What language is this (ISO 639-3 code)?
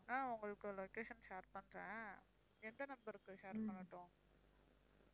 tam